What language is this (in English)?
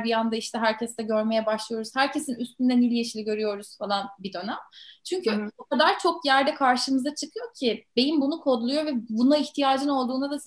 Turkish